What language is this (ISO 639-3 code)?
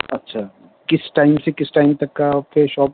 urd